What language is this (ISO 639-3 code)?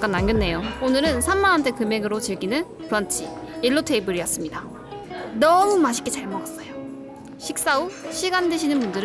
kor